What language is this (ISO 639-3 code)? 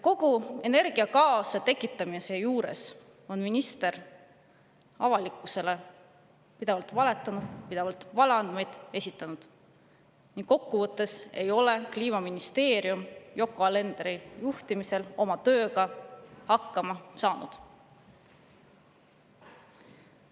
est